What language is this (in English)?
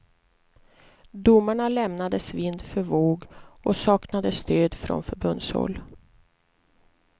Swedish